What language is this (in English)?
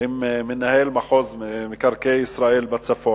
Hebrew